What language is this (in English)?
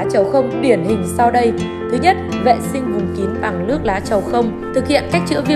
Vietnamese